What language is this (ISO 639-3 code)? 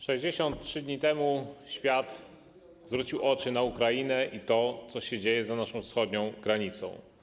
pol